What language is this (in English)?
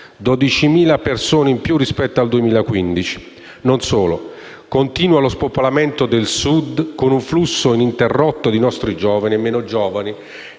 Italian